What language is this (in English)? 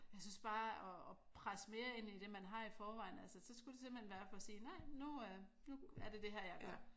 Danish